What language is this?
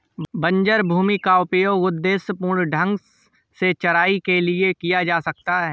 Hindi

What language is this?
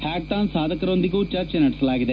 Kannada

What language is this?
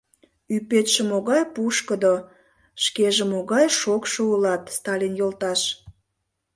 Mari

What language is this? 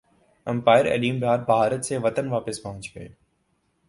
Urdu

